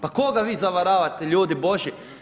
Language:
Croatian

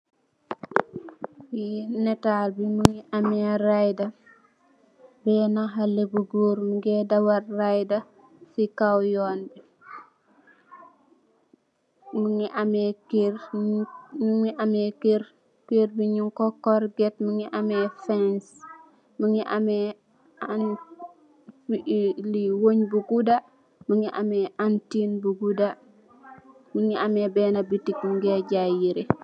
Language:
Wolof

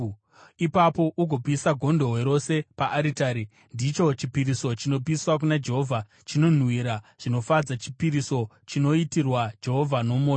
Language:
Shona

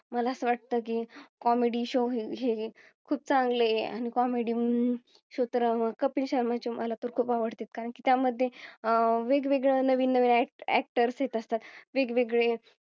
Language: Marathi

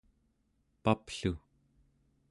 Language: Central Yupik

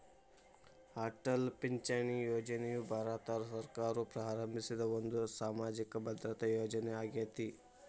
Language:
Kannada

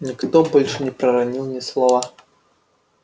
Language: Russian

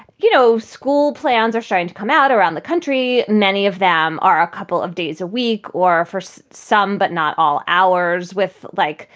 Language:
English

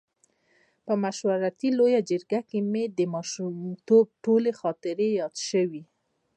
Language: Pashto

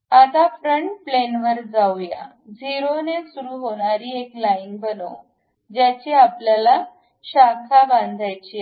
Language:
Marathi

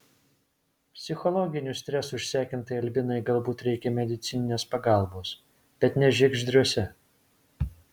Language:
Lithuanian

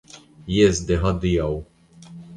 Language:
Esperanto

